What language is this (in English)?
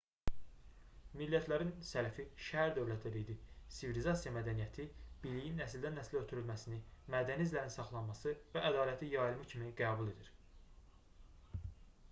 Azerbaijani